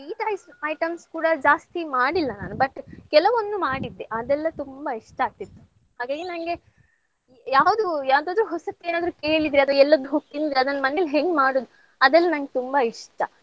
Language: Kannada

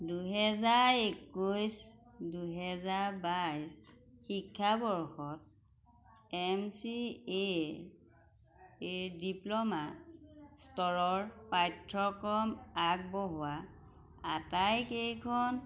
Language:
Assamese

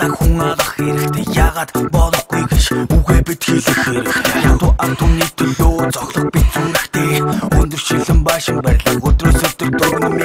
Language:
Romanian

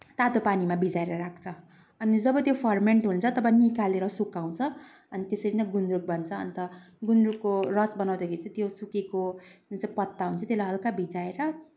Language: Nepali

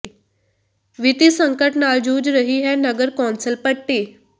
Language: Punjabi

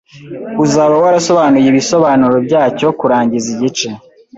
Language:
Kinyarwanda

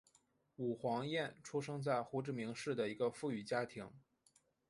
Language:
Chinese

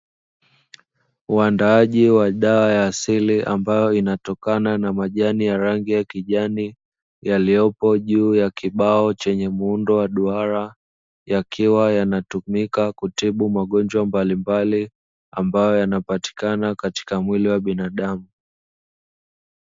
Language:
Swahili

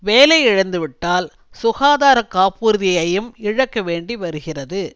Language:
Tamil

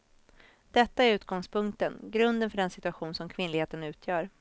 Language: Swedish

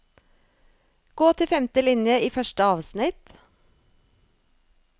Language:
Norwegian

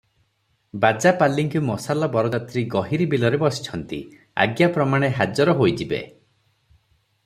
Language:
Odia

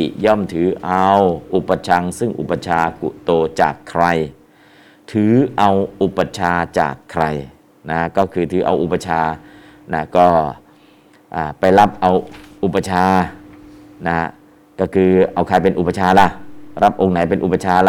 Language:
Thai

